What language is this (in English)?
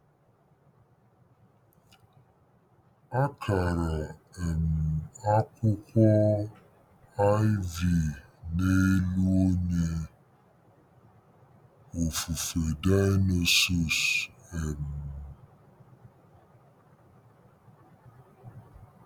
Igbo